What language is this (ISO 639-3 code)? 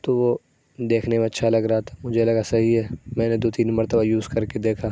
urd